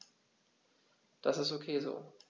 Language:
German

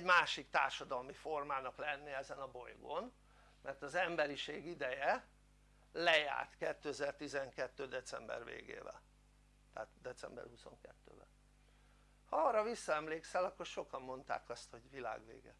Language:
Hungarian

